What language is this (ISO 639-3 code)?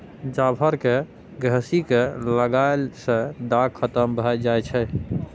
mai